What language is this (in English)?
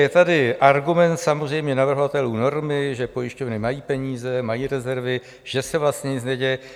Czech